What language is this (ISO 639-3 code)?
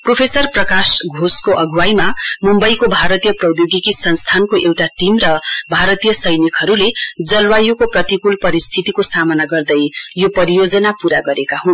nep